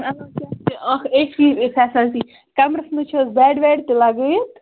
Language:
Kashmiri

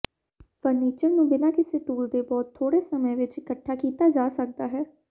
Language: Punjabi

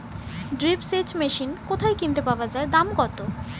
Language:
Bangla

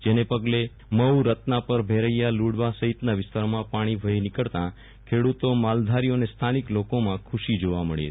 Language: Gujarati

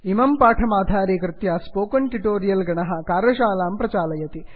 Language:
Sanskrit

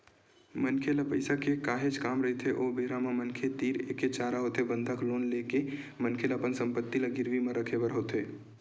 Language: Chhattisgarhi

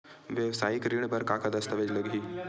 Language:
Chhattisgarhi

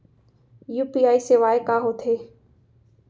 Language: Chhattisgarhi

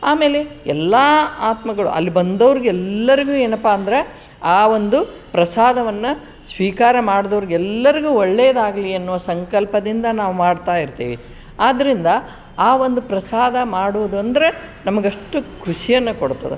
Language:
Kannada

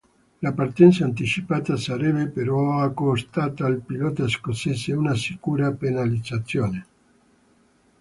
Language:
Italian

